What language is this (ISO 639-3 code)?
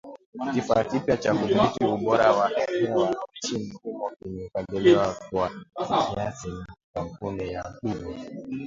swa